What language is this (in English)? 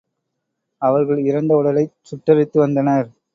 Tamil